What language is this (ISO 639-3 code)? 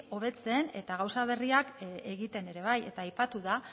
eus